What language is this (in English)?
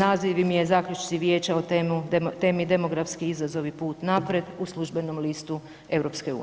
Croatian